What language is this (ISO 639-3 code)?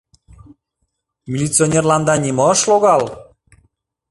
chm